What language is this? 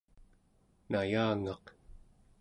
Central Yupik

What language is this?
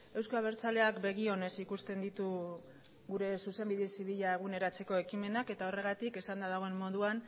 Basque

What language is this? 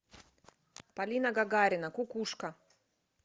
Russian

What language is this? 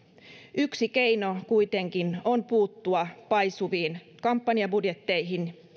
Finnish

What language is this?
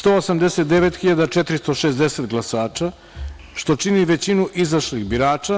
Serbian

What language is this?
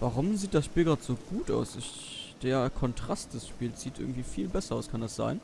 German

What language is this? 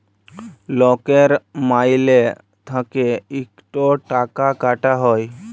Bangla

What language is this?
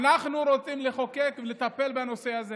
Hebrew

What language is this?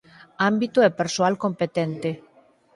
Galician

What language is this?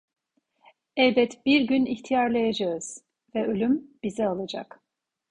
Turkish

